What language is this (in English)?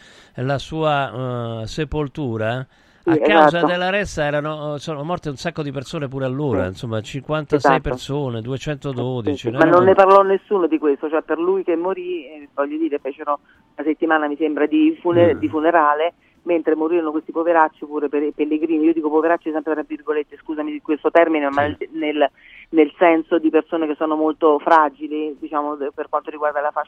Italian